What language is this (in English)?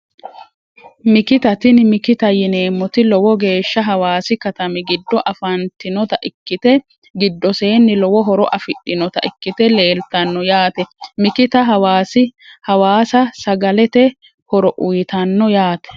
Sidamo